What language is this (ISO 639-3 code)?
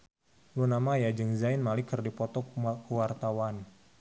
sun